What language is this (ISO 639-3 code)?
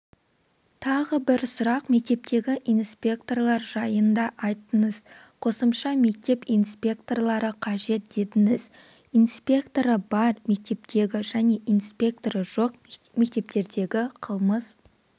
kaz